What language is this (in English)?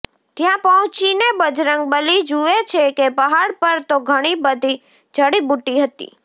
Gujarati